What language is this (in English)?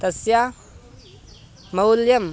Sanskrit